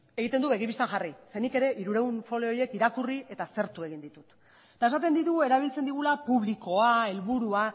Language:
Basque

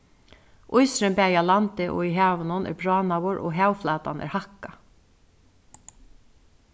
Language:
Faroese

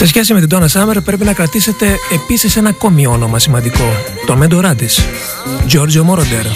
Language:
Greek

